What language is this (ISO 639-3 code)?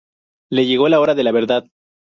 spa